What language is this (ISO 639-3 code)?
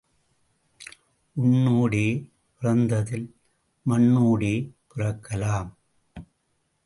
tam